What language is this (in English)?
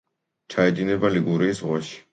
Georgian